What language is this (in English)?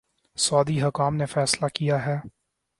Urdu